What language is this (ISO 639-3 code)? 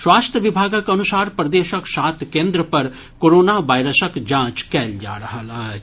mai